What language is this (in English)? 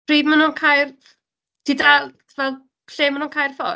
Welsh